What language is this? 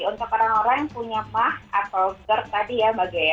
Indonesian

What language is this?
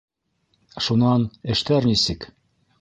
Bashkir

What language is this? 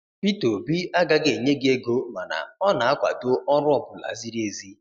Igbo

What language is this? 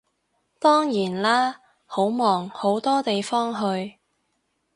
Cantonese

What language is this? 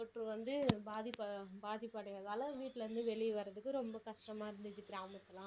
Tamil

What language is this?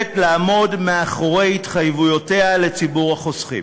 Hebrew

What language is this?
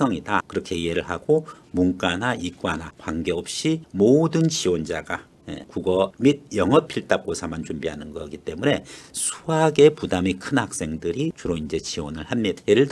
Korean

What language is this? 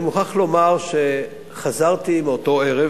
Hebrew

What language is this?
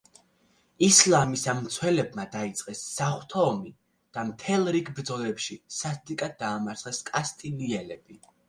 Georgian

